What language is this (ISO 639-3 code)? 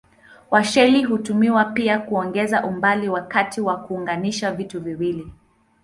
swa